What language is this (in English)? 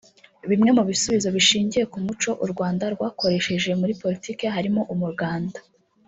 Kinyarwanda